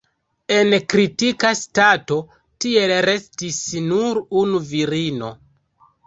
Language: Esperanto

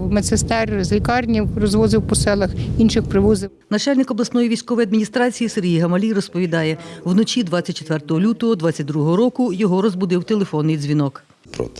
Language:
Ukrainian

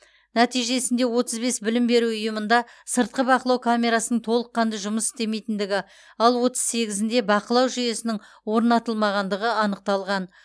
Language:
Kazakh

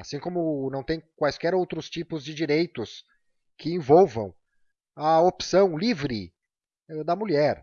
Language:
Portuguese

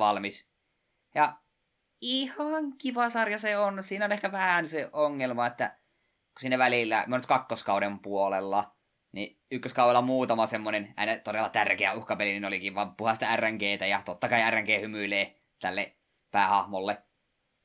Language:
Finnish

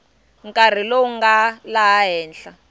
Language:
Tsonga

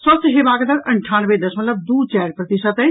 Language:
Maithili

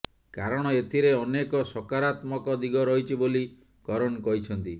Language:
Odia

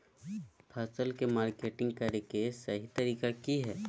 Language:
Magahi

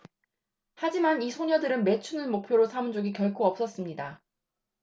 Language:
Korean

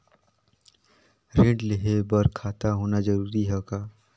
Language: Chhattisgarhi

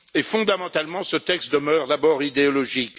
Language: French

